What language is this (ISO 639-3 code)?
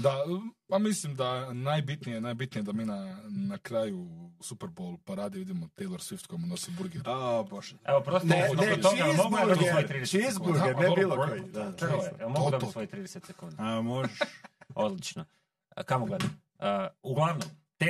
hrv